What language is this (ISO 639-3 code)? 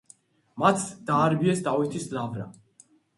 kat